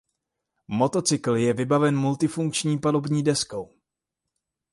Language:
Czech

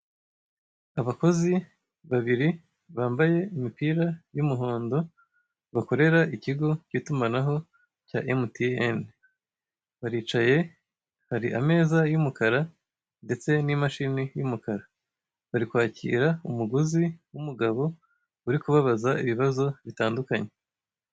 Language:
Kinyarwanda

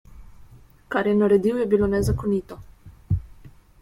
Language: Slovenian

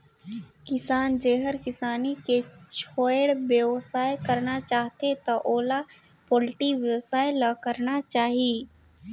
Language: Chhattisgarhi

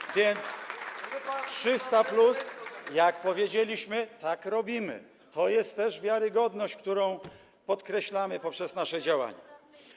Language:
Polish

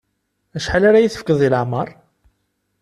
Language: Kabyle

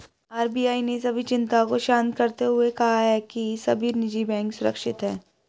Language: Hindi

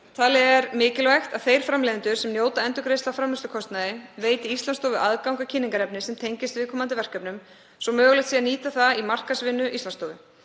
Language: Icelandic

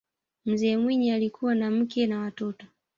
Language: Swahili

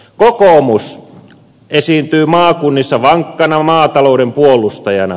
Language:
Finnish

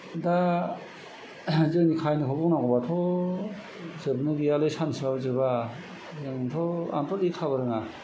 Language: Bodo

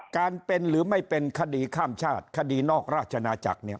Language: Thai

